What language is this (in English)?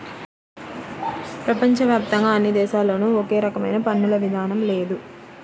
Telugu